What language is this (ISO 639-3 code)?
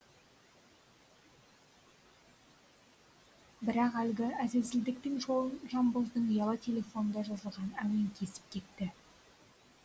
kaz